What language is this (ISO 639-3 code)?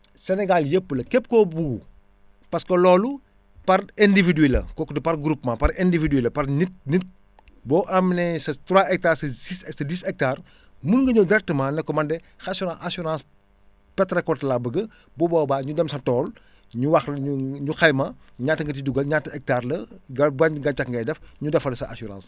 wol